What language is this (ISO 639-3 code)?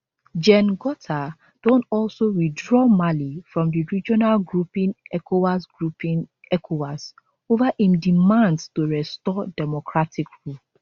pcm